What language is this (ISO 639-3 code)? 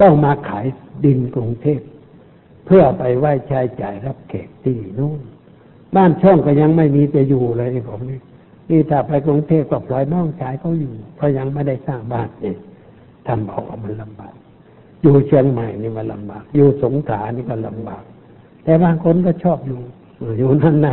tha